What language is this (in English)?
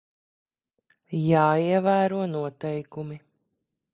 Latvian